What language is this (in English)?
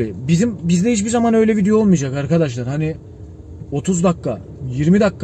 Turkish